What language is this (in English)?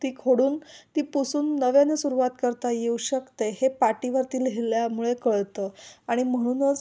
Marathi